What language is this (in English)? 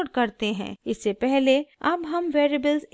Hindi